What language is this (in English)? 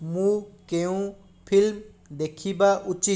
Odia